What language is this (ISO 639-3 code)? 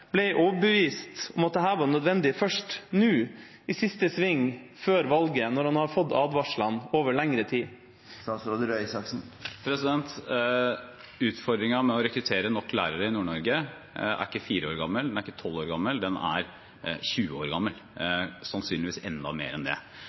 nob